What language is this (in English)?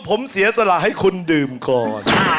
Thai